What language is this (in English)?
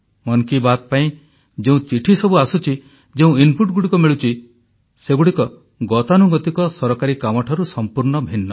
Odia